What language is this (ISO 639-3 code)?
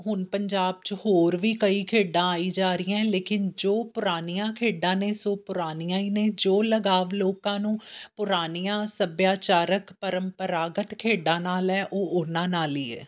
pan